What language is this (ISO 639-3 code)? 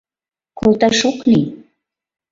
chm